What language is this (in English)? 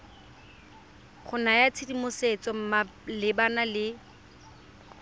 Tswana